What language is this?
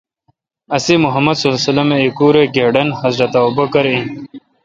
Kalkoti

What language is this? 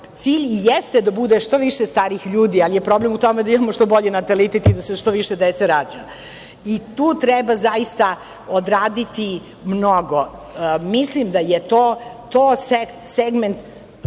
Serbian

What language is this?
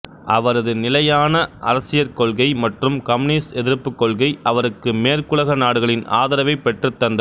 Tamil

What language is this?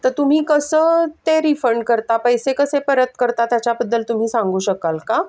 Marathi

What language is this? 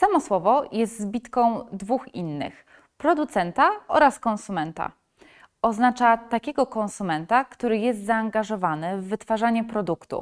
Polish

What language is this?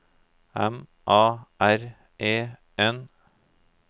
Norwegian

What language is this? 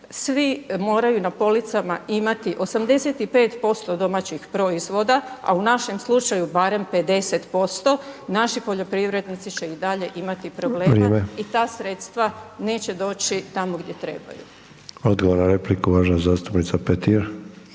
Croatian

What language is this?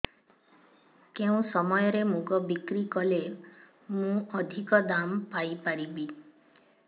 Odia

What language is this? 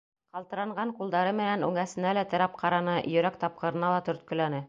Bashkir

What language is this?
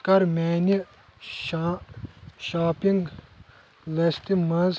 Kashmiri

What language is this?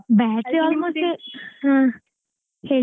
Kannada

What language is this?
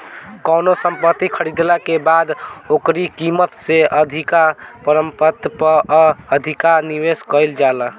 Bhojpuri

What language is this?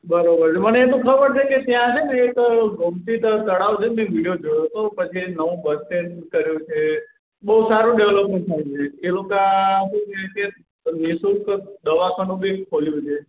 Gujarati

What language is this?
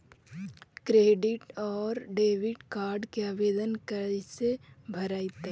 Magahi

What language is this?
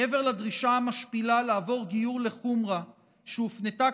Hebrew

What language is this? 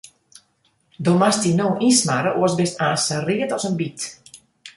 Western Frisian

